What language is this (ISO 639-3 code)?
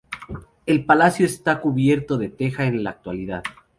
spa